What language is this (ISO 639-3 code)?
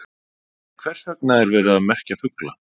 isl